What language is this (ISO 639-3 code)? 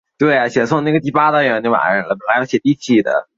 zho